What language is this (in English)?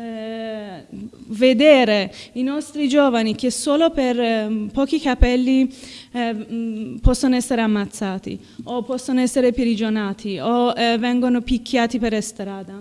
Italian